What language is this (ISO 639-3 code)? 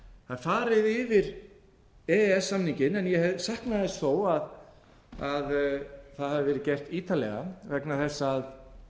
isl